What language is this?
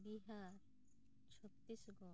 Santali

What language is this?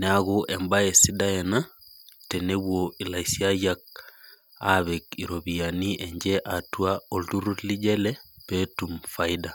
Masai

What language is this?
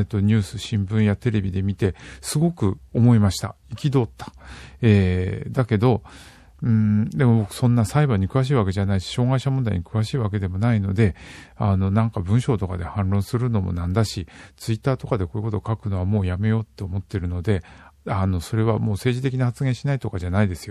Japanese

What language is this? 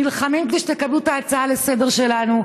Hebrew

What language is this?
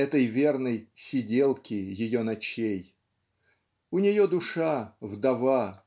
Russian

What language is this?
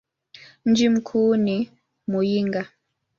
Swahili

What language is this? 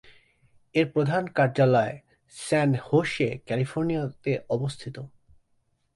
Bangla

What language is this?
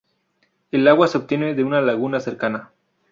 Spanish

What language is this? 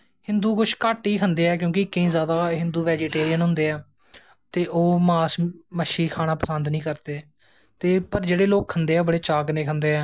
Dogri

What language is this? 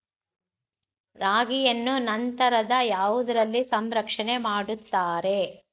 Kannada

